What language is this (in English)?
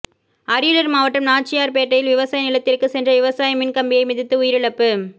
Tamil